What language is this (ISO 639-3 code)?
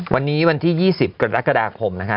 tha